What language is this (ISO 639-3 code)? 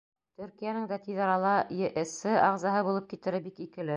bak